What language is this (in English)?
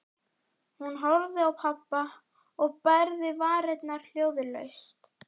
Icelandic